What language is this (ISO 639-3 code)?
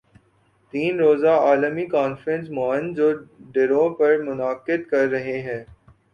urd